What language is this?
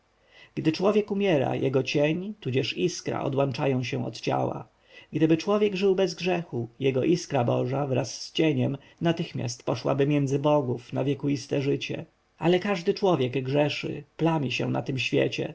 Polish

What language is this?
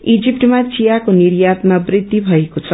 Nepali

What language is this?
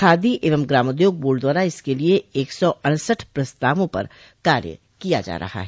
Hindi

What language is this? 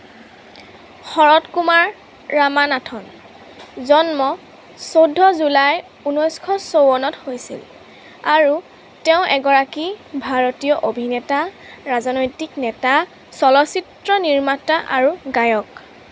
Assamese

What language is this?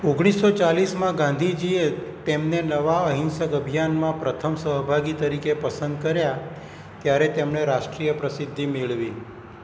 Gujarati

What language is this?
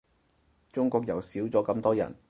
Cantonese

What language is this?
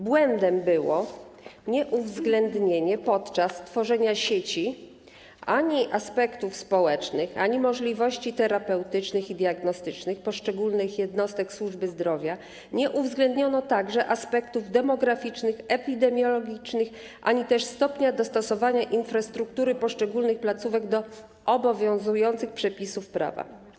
Polish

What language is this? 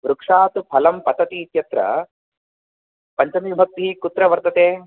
Sanskrit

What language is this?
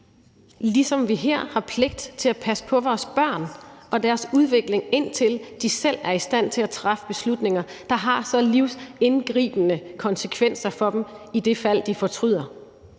Danish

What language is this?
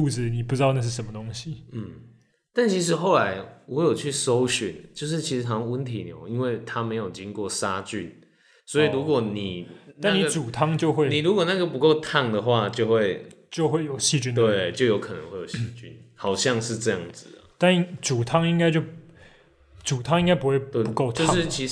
Chinese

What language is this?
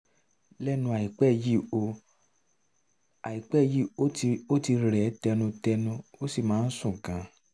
Yoruba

